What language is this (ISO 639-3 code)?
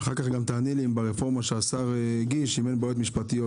heb